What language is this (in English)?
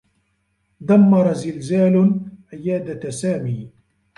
Arabic